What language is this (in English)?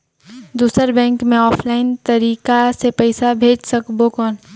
Chhattisgarhi